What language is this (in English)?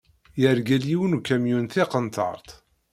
Kabyle